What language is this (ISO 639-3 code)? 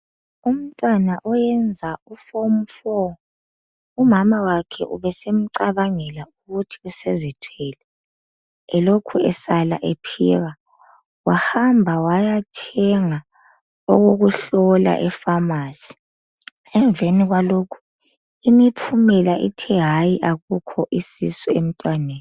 nde